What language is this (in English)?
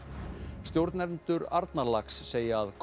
Icelandic